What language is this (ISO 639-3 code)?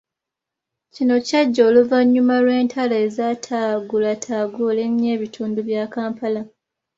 lug